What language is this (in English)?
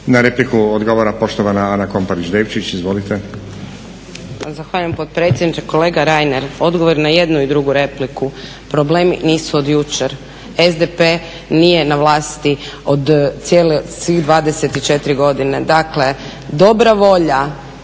Croatian